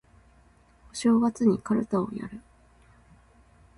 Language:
Japanese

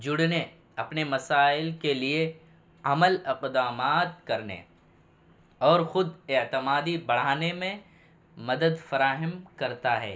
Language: Urdu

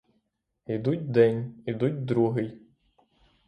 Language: Ukrainian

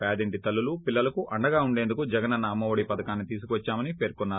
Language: Telugu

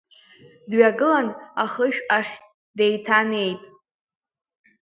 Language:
Abkhazian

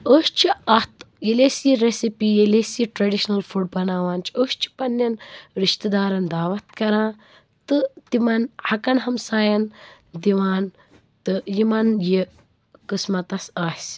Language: Kashmiri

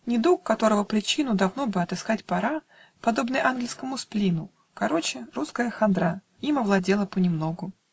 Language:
Russian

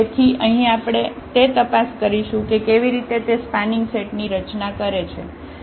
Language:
Gujarati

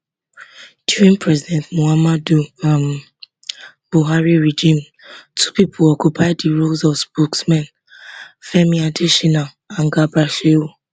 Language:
Nigerian Pidgin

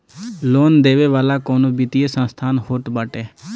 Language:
Bhojpuri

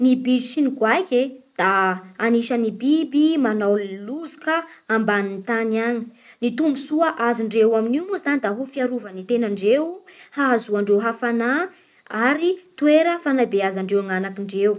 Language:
Bara Malagasy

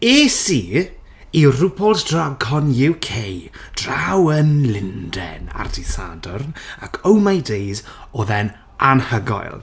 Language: Welsh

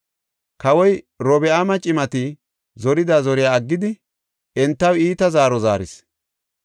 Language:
Gofa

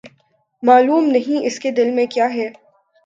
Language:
Urdu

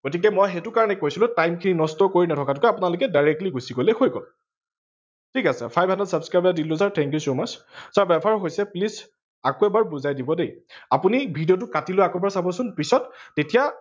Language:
Assamese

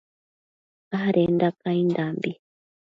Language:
Matsés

